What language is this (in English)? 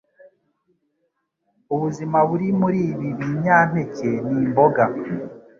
Kinyarwanda